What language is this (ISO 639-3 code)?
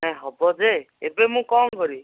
ori